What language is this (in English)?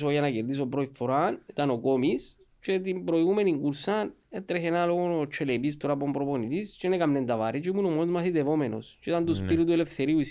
Greek